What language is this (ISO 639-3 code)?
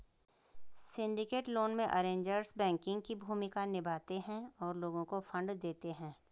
hin